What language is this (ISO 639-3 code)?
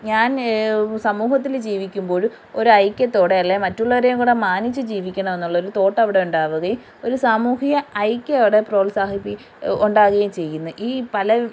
mal